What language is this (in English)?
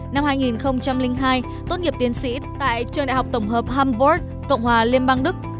Vietnamese